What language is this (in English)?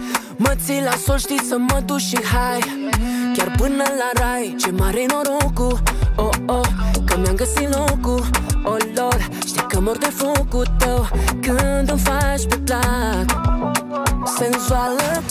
Romanian